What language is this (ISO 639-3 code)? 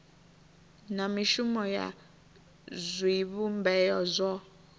ven